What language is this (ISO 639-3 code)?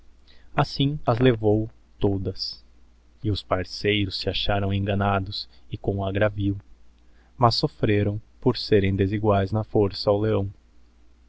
por